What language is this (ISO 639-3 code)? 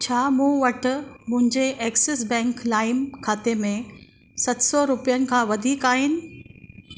snd